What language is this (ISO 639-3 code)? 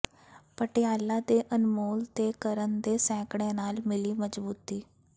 pan